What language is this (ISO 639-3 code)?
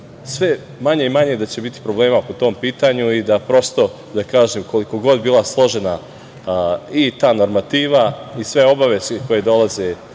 srp